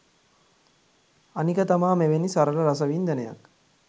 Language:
Sinhala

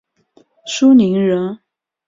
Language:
Chinese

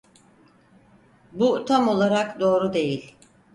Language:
Turkish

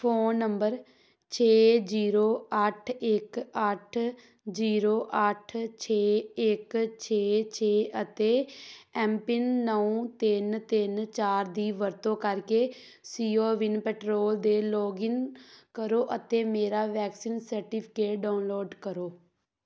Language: Punjabi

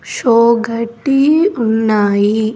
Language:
Telugu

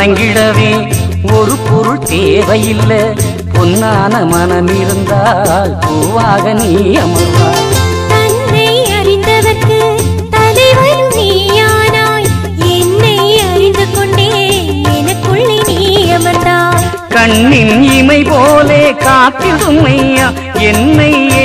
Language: Arabic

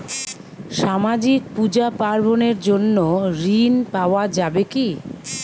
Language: Bangla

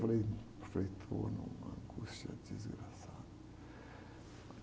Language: Portuguese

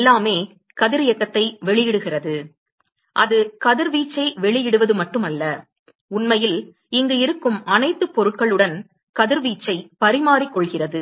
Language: Tamil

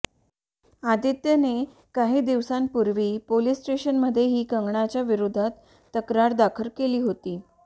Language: Marathi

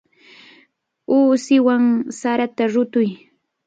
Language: Cajatambo North Lima Quechua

